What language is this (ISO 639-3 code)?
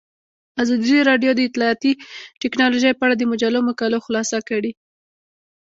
pus